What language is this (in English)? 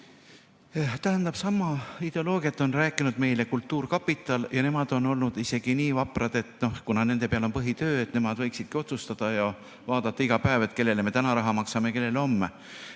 Estonian